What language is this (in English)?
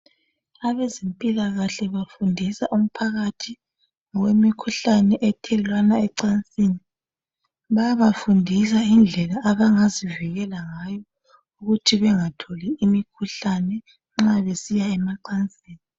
North Ndebele